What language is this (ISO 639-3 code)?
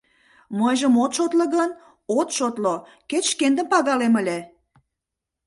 chm